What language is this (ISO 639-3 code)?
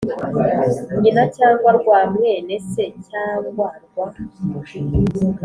kin